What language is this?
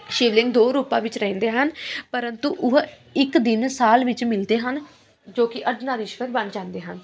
Punjabi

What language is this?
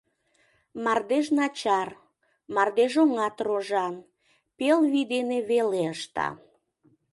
Mari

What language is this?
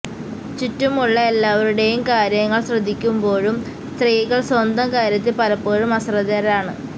Malayalam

